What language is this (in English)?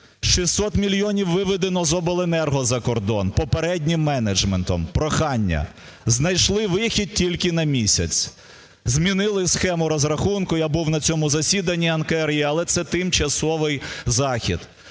Ukrainian